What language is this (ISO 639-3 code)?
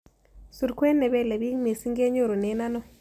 kln